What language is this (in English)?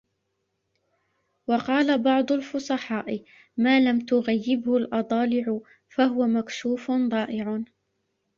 Arabic